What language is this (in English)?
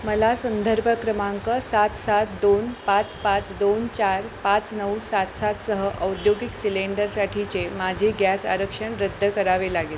Marathi